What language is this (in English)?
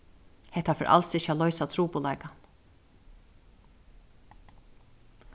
Faroese